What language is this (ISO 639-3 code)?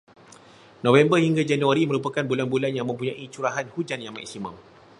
msa